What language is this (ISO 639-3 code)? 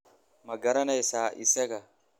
som